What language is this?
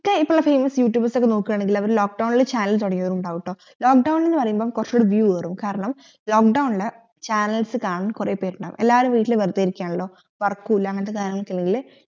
Malayalam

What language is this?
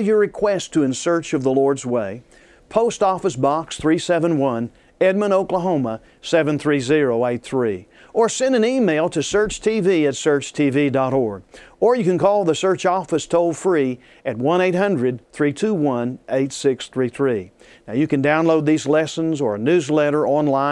English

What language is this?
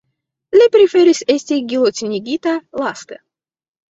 Esperanto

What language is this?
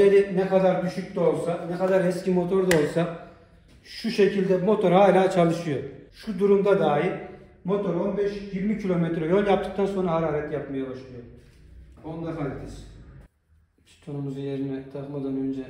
Turkish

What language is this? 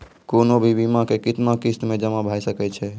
Maithili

